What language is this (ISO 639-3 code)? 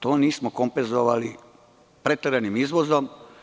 srp